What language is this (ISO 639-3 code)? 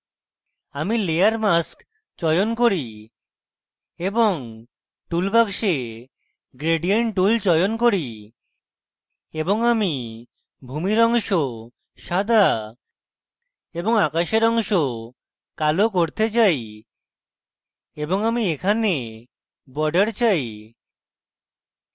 ben